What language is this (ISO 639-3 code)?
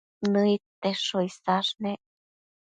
mcf